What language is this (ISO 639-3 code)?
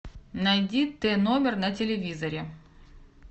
rus